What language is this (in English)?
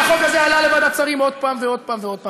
Hebrew